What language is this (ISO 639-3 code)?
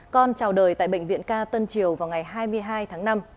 vie